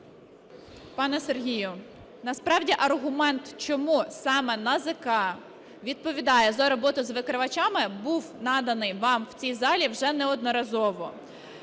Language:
Ukrainian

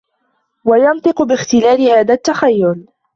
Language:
Arabic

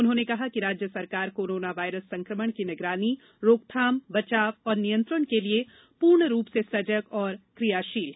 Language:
Hindi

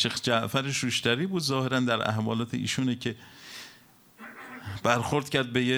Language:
Persian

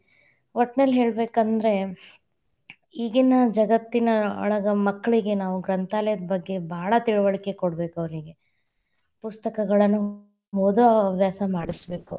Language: Kannada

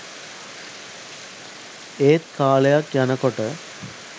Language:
Sinhala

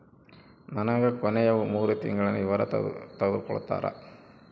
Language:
Kannada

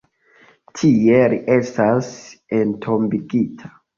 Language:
Esperanto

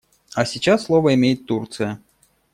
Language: Russian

